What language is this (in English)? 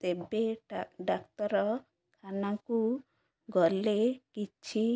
Odia